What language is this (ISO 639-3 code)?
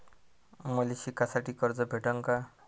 mar